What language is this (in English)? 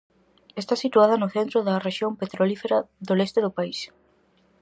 Galician